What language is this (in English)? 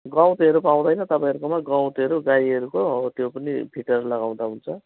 Nepali